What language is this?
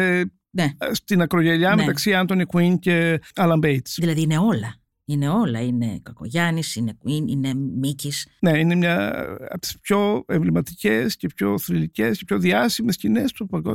Greek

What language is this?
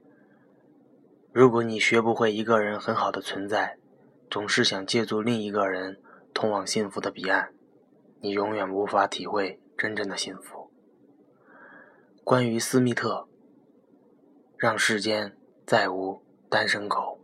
Chinese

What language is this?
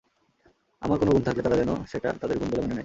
Bangla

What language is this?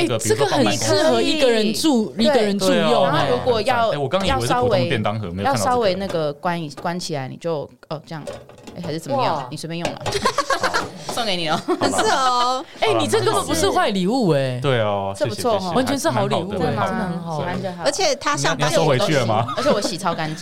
Chinese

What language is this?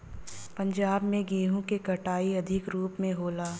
Bhojpuri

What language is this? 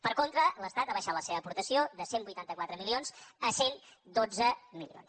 Catalan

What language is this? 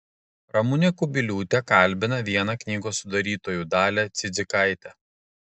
Lithuanian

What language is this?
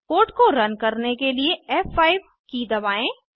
Hindi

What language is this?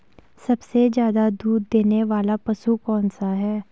Hindi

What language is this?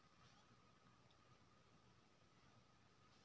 Maithili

